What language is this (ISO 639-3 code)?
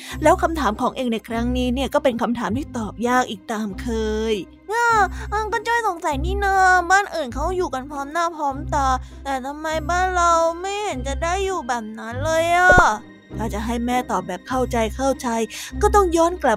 tha